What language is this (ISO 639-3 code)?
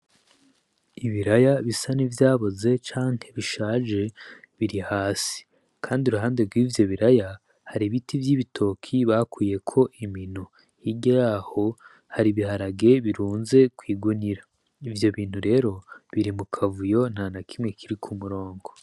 run